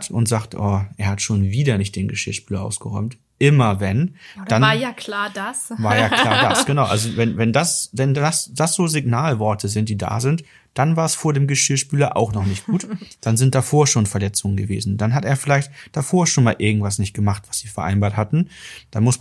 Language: German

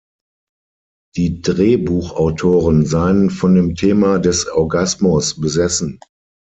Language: German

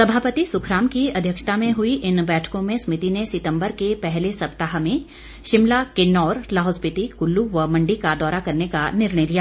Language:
Hindi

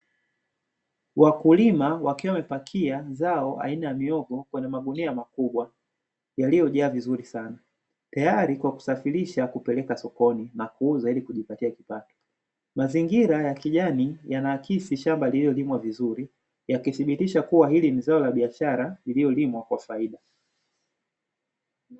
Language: Swahili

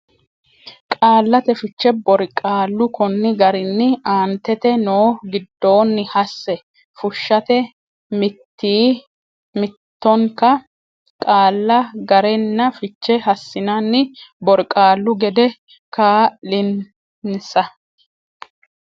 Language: Sidamo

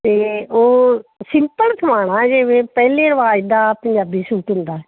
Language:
Punjabi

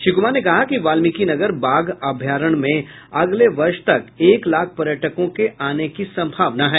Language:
Hindi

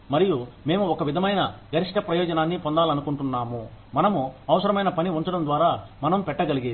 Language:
Telugu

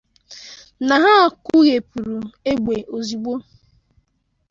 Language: Igbo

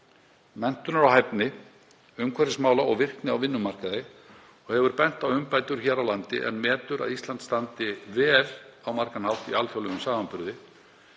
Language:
Icelandic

